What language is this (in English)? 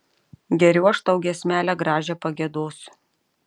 Lithuanian